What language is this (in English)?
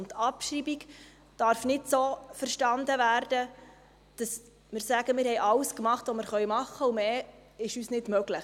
Swiss German